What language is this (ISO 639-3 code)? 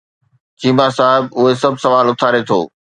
snd